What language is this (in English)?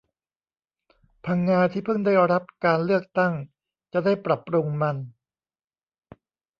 Thai